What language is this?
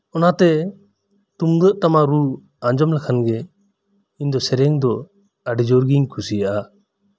Santali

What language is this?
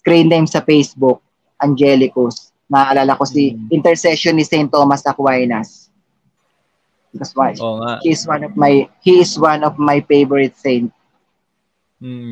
Filipino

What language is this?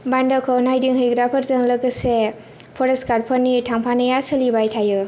Bodo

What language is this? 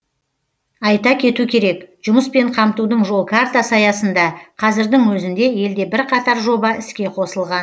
Kazakh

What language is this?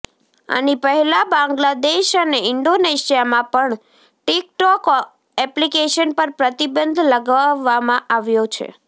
Gujarati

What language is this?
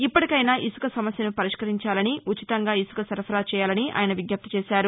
Telugu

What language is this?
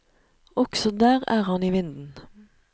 Norwegian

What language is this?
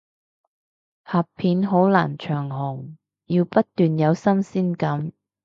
Cantonese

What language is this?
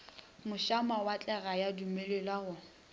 Northern Sotho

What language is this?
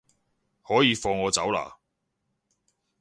Cantonese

